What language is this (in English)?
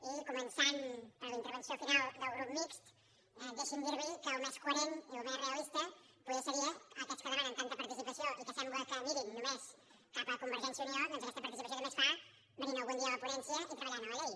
Catalan